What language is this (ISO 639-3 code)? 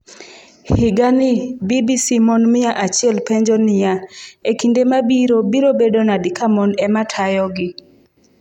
luo